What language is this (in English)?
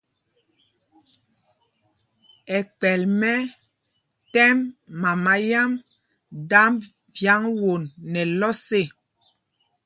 Mpumpong